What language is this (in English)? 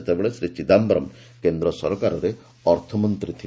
Odia